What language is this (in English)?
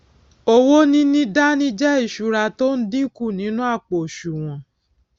Yoruba